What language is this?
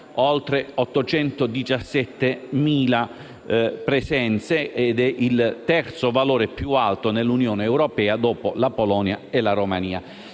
Italian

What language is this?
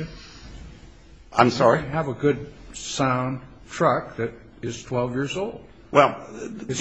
English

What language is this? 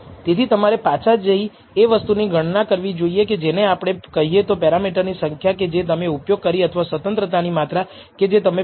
Gujarati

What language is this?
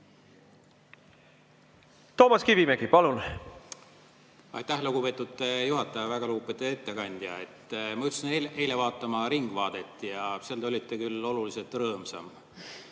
Estonian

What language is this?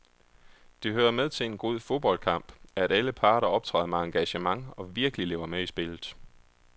Danish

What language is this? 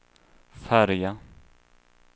Swedish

